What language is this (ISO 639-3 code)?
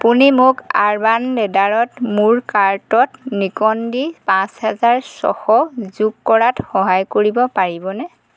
asm